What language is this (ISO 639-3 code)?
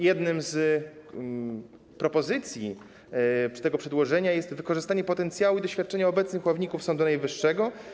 pol